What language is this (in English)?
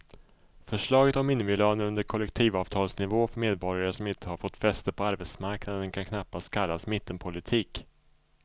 Swedish